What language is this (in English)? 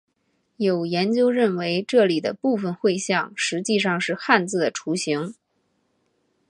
Chinese